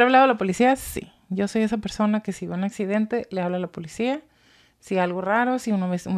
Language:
Spanish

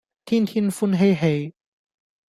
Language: Cantonese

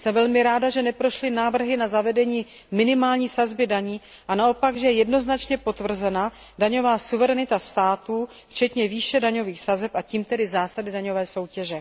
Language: Czech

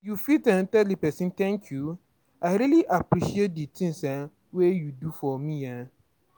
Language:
Nigerian Pidgin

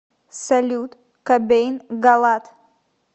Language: Russian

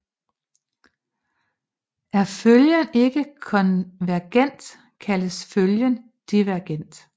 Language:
Danish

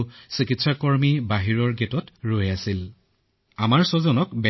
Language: Assamese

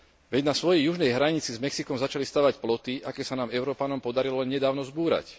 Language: Slovak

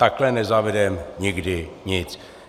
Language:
Czech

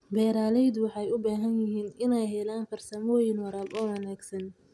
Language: Somali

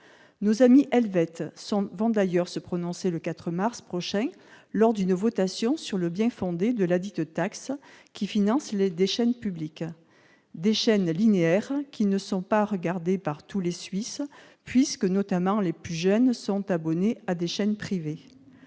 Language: French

